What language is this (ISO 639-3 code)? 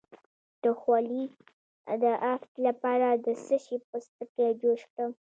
pus